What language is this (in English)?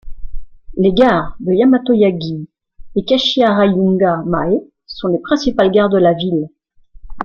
French